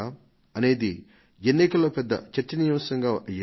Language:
Telugu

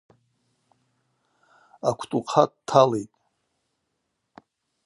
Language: Abaza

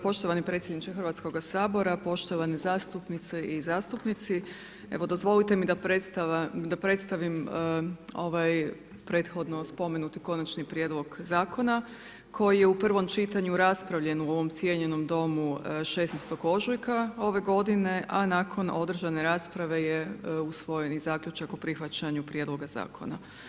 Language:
Croatian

